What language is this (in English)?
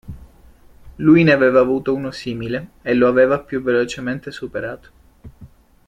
Italian